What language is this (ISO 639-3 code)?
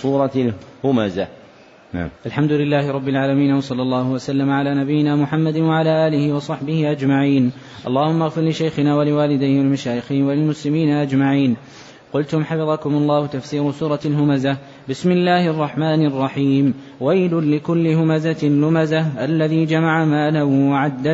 ara